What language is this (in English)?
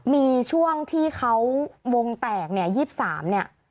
Thai